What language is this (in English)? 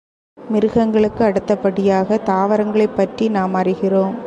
Tamil